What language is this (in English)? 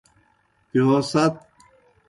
Kohistani Shina